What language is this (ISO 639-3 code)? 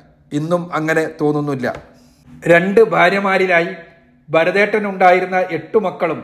mal